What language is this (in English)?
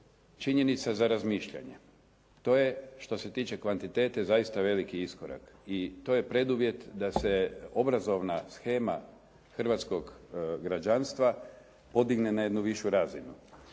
Croatian